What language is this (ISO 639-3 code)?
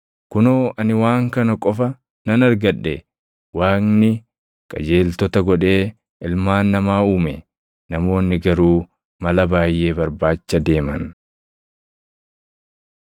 orm